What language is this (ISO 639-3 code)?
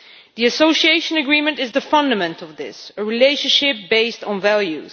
eng